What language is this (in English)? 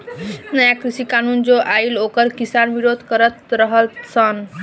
Bhojpuri